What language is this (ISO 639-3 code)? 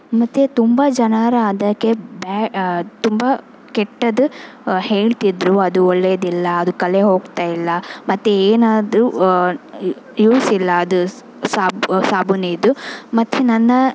kan